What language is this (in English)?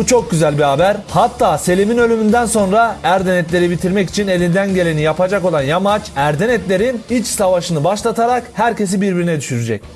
Turkish